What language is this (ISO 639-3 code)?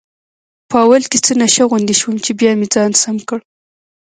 pus